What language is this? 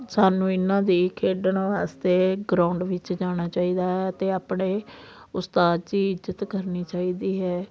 Punjabi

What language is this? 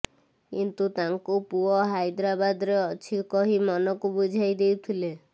Odia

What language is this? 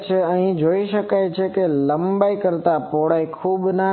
Gujarati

